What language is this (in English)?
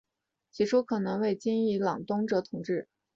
Chinese